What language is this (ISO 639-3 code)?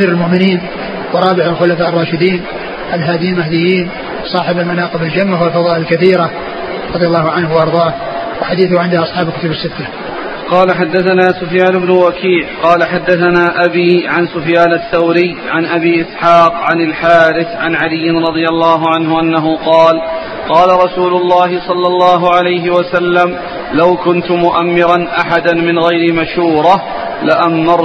ara